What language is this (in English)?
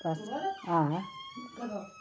Kashmiri